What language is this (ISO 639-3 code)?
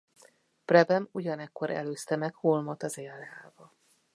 hun